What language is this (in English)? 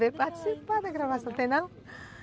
Portuguese